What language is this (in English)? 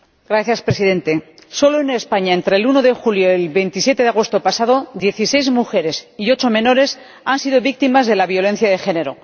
Spanish